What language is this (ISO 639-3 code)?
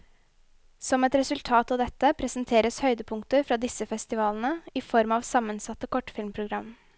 nor